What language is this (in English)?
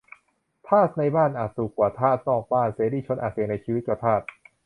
Thai